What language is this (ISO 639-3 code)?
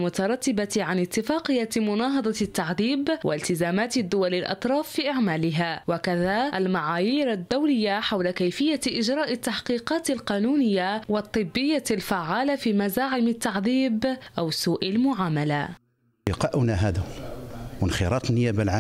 ara